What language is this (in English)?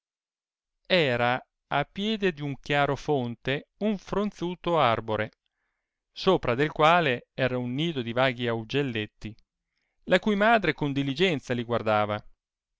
Italian